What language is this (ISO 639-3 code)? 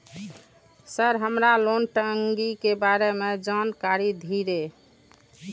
mai